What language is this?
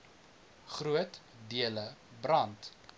Afrikaans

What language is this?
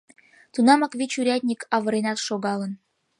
Mari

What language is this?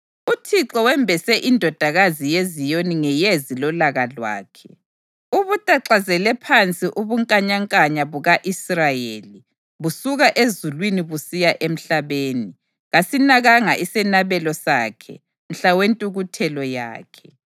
North Ndebele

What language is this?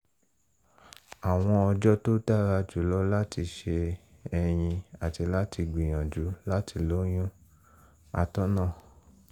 Yoruba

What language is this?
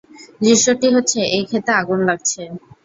Bangla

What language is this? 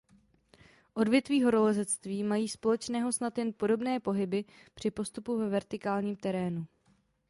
Czech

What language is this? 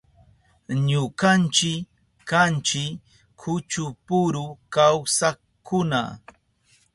Southern Pastaza Quechua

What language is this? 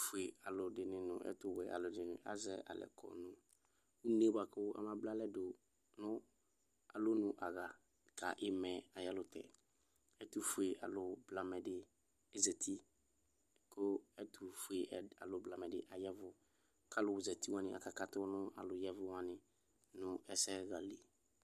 Ikposo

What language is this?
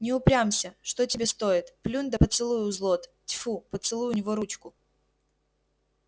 Russian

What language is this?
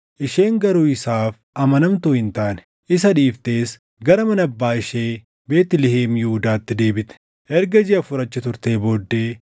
Oromo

